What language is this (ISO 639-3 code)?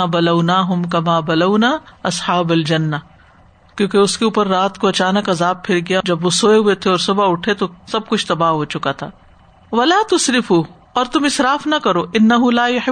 urd